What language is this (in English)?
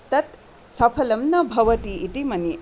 Sanskrit